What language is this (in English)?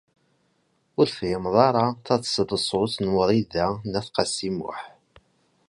Kabyle